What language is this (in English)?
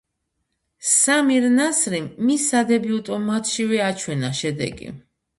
Georgian